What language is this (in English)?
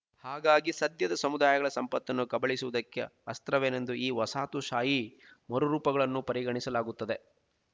Kannada